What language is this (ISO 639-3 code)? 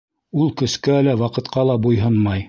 bak